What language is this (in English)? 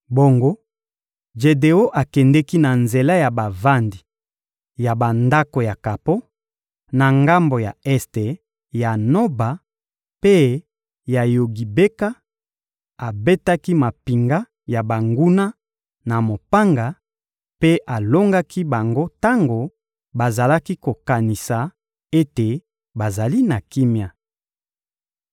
Lingala